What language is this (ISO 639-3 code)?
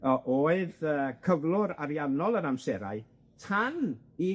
cym